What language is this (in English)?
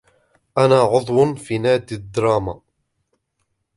Arabic